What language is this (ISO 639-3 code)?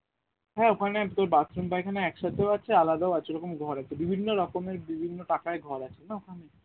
ben